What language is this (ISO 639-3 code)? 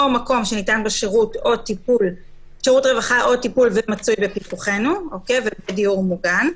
heb